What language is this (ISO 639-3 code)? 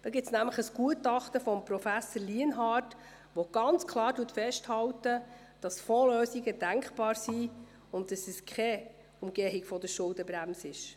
gsw